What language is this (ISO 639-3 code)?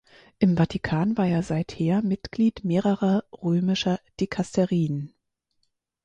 deu